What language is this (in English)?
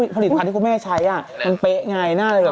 Thai